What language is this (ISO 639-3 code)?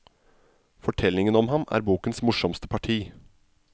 nor